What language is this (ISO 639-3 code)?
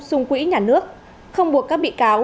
vie